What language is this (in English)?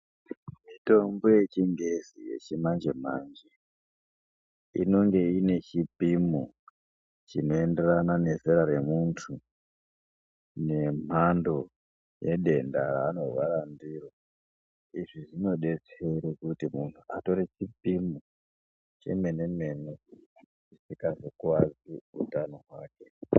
Ndau